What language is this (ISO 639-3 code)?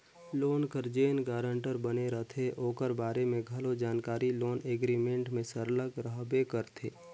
hne